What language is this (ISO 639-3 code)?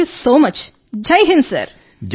tel